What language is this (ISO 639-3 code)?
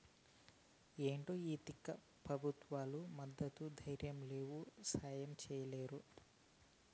tel